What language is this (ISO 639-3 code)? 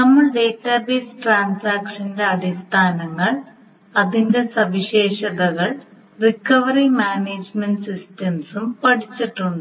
mal